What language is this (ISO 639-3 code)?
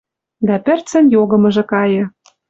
mrj